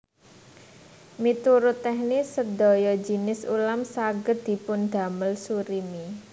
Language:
Javanese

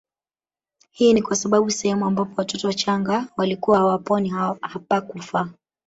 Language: Swahili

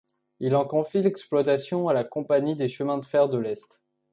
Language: French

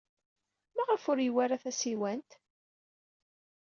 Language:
Kabyle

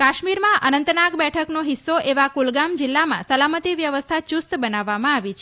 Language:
Gujarati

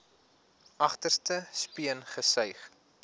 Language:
Afrikaans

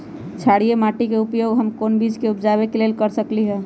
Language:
Magahi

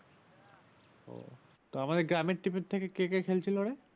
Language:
Bangla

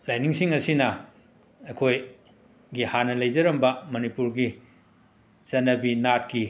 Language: Manipuri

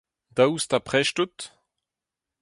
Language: Breton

